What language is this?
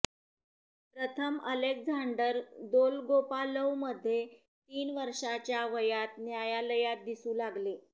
Marathi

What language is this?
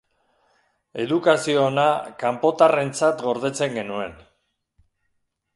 Basque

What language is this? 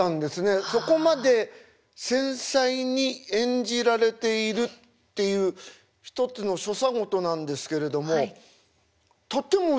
Japanese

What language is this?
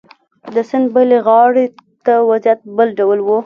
Pashto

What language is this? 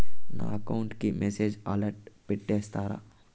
Telugu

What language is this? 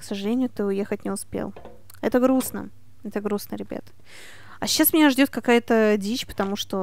Russian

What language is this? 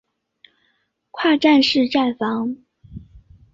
Chinese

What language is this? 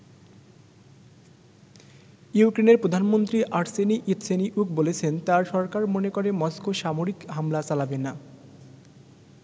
Bangla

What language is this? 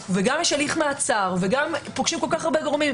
Hebrew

